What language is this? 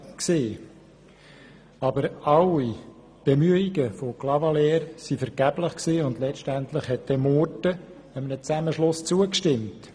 Swiss German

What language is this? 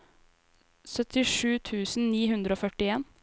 Norwegian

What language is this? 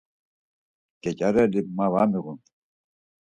Laz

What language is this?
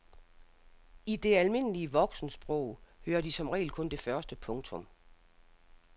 Danish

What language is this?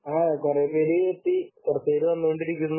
Malayalam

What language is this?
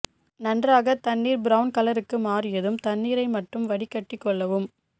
Tamil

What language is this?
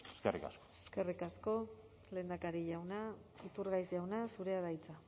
Basque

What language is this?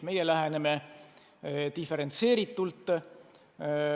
Estonian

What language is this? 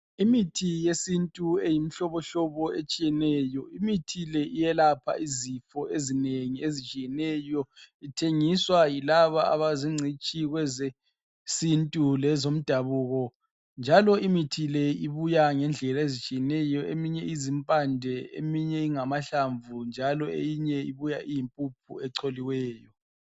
North Ndebele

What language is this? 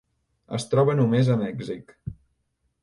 Catalan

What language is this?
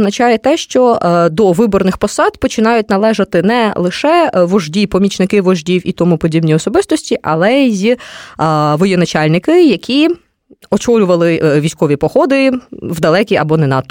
Ukrainian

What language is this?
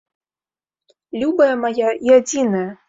Belarusian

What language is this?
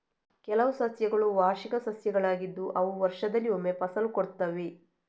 Kannada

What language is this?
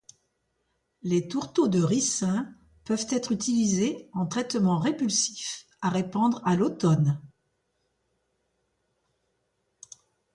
French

